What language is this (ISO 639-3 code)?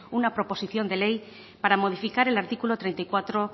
spa